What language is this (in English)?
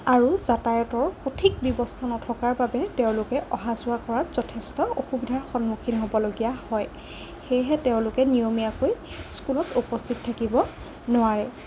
Assamese